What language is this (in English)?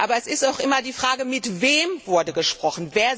German